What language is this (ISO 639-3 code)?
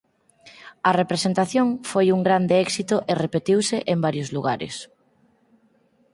glg